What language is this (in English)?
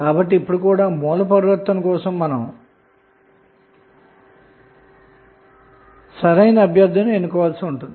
Telugu